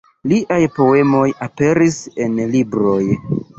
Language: Esperanto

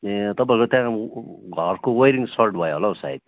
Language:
Nepali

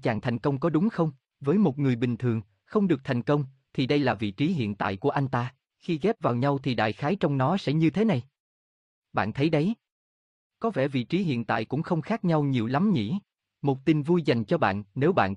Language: Vietnamese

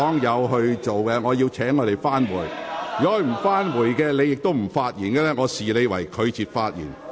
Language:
Cantonese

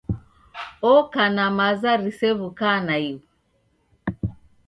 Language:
Taita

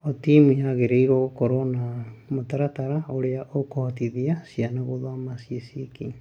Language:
Kikuyu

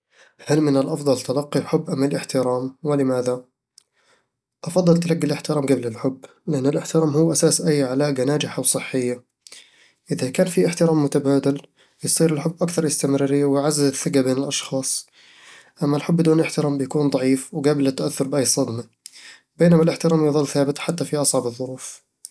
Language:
Eastern Egyptian Bedawi Arabic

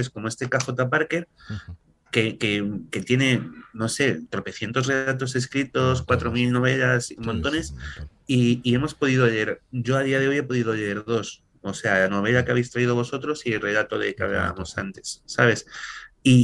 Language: Spanish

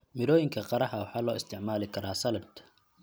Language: Somali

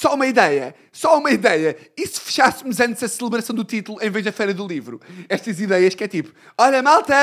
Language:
Portuguese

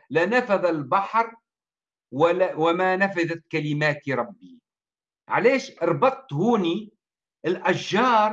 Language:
Arabic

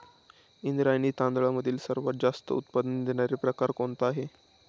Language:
Marathi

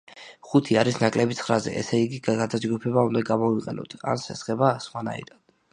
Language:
Georgian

